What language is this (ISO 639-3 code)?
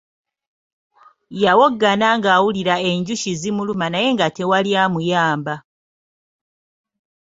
lug